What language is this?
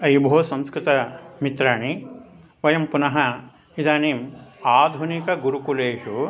Sanskrit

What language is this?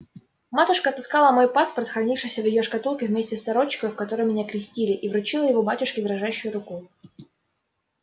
Russian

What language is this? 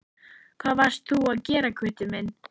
Icelandic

